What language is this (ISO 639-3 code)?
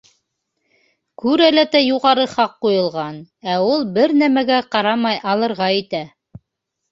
bak